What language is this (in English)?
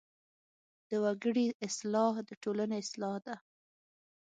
Pashto